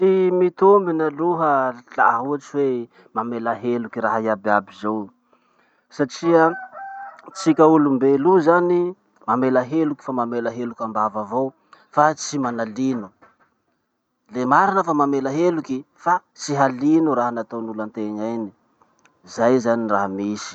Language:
Masikoro Malagasy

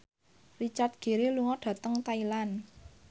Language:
Javanese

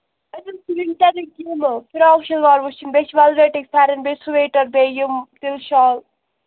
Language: Kashmiri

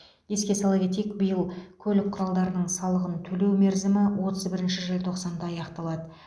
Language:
Kazakh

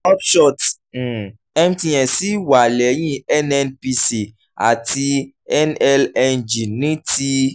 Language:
Yoruba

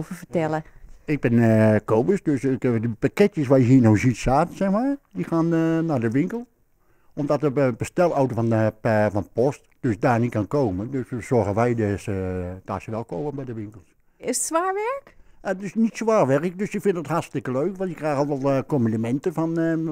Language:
Dutch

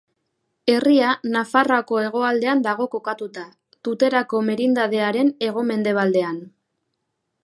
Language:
Basque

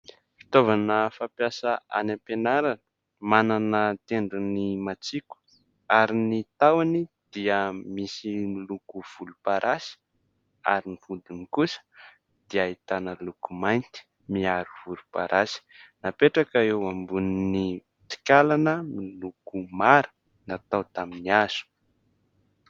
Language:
Malagasy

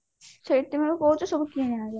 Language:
Odia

